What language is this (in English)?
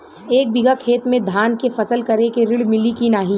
Bhojpuri